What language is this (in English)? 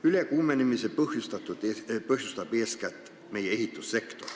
Estonian